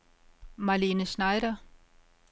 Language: Danish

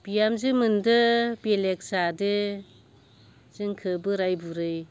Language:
Bodo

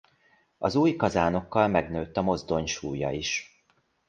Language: Hungarian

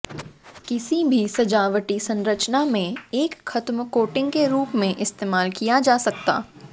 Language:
Hindi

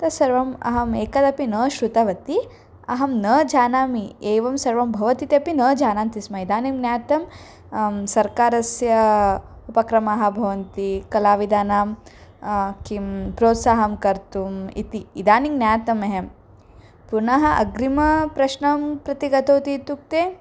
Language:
Sanskrit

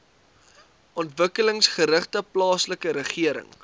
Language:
Afrikaans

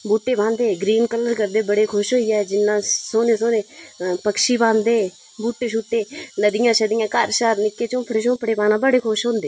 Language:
Dogri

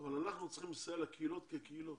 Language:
Hebrew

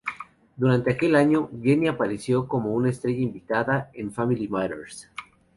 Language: Spanish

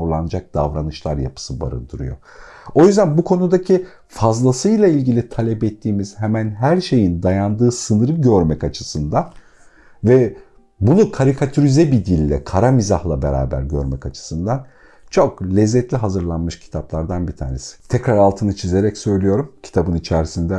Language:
Turkish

